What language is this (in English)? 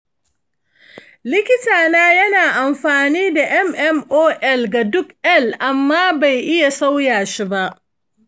Hausa